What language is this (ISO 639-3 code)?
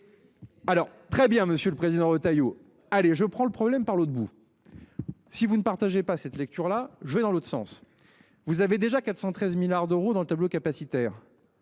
fra